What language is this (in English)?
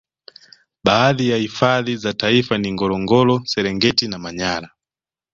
Swahili